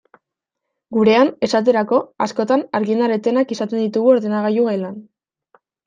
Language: Basque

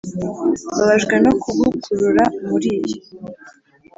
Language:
Kinyarwanda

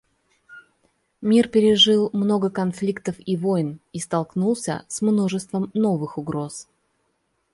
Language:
Russian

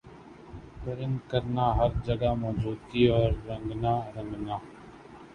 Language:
Urdu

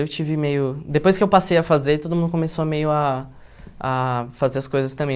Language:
Portuguese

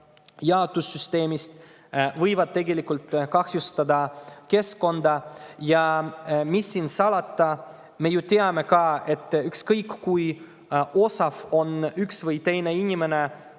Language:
Estonian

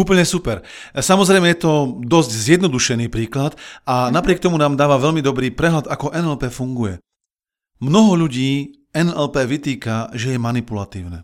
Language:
Slovak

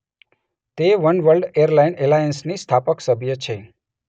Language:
Gujarati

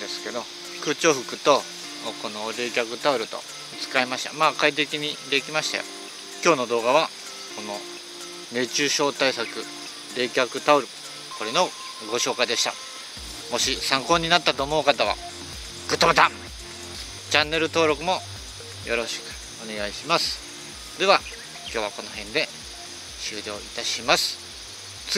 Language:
Japanese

